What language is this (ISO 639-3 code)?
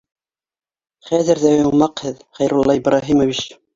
bak